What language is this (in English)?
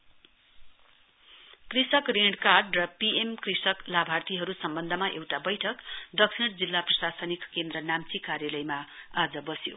Nepali